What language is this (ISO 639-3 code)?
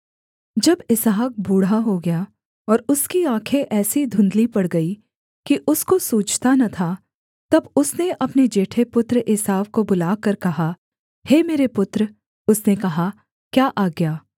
hin